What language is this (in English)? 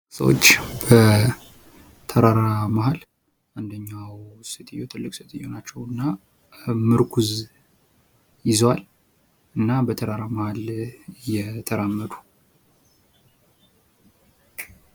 Amharic